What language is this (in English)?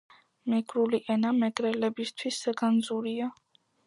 Georgian